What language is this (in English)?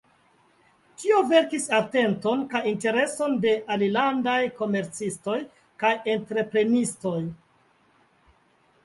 Esperanto